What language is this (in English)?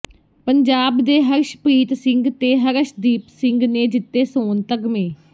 Punjabi